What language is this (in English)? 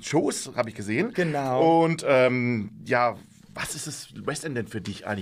German